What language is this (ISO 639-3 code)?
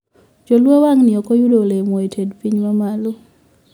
luo